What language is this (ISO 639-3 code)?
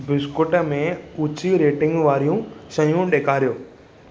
snd